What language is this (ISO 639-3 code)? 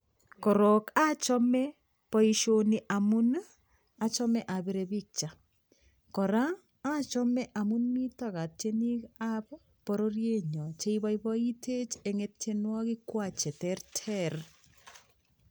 kln